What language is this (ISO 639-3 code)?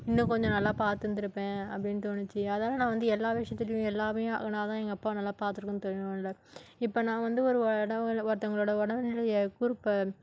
tam